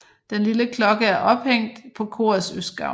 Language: Danish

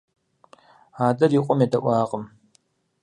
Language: Kabardian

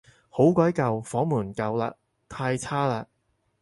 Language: Cantonese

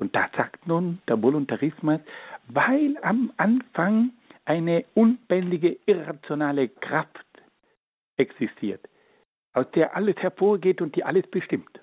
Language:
German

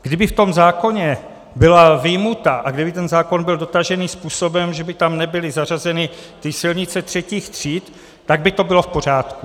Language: Czech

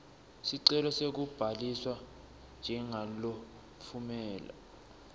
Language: Swati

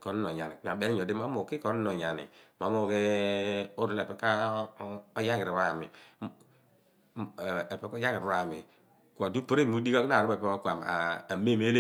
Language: Abua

